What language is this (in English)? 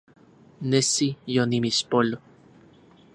Central Puebla Nahuatl